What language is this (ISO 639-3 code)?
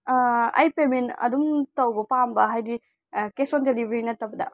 mni